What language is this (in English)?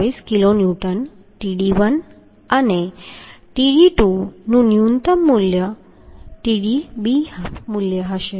Gujarati